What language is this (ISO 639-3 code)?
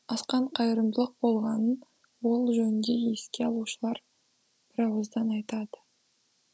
kaz